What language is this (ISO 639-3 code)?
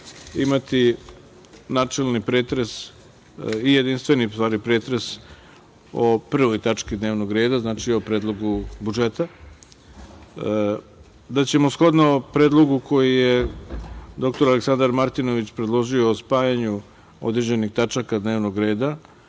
srp